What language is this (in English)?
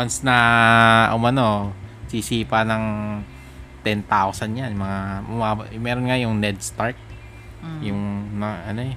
Filipino